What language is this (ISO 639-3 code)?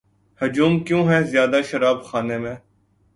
urd